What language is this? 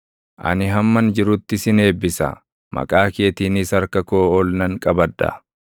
Oromo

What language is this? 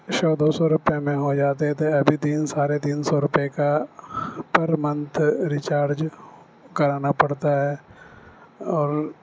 Urdu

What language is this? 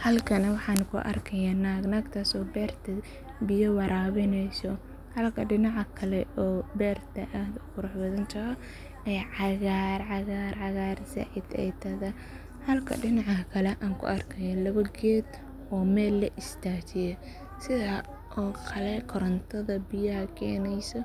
Somali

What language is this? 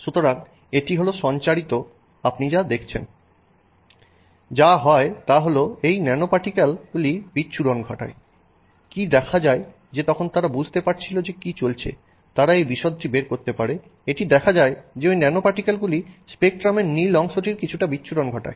Bangla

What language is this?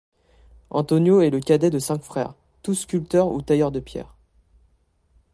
French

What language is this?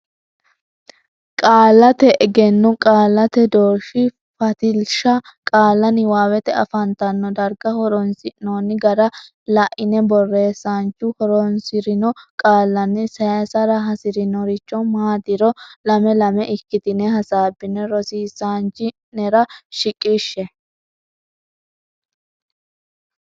Sidamo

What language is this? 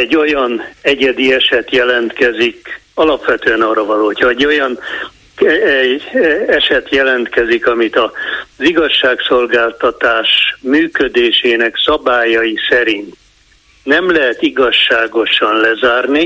Hungarian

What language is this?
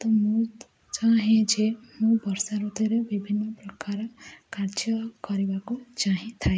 Odia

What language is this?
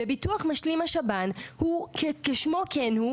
Hebrew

